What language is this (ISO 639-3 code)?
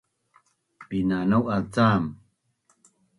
bnn